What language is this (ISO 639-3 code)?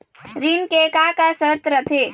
hne